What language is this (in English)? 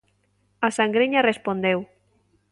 Galician